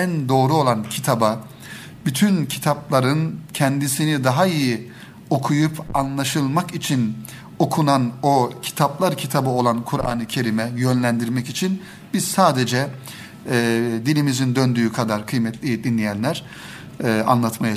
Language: Turkish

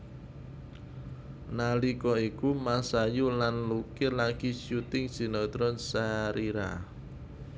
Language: Javanese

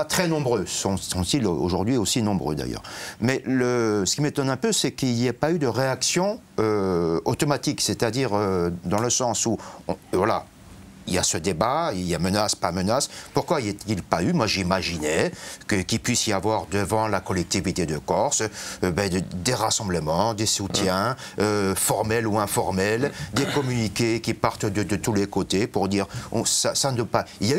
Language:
French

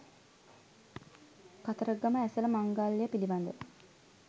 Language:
Sinhala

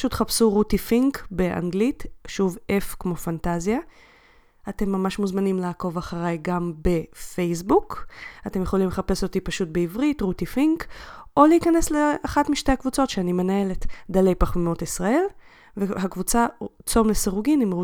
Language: Hebrew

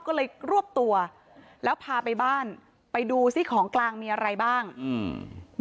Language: Thai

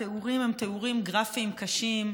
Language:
Hebrew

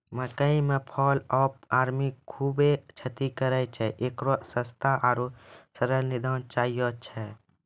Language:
Maithili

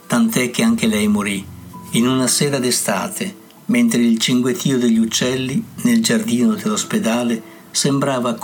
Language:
Italian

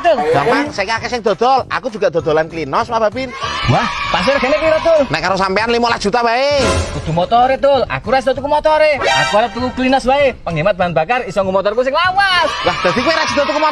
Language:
Indonesian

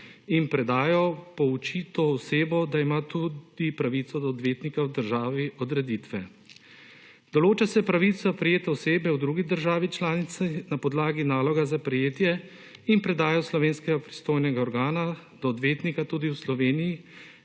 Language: Slovenian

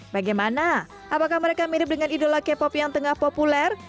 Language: Indonesian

